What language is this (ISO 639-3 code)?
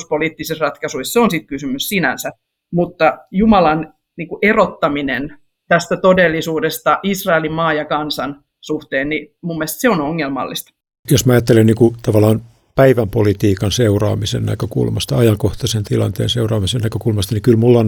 fin